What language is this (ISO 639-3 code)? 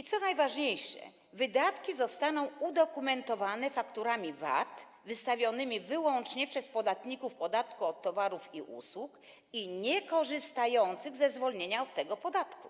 pol